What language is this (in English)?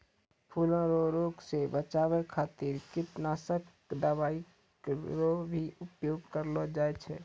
Maithili